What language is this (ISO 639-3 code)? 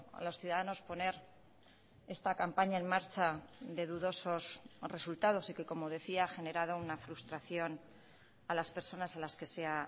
spa